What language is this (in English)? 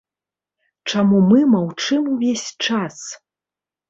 Belarusian